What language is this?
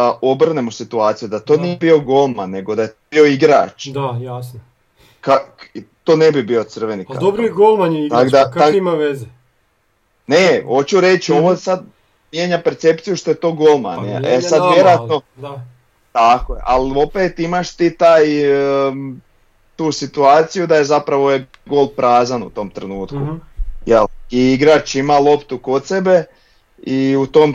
Croatian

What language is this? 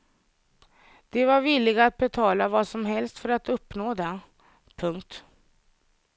Swedish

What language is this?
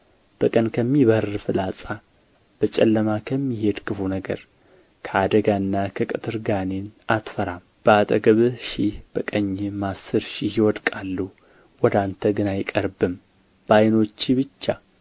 Amharic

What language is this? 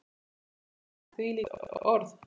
Icelandic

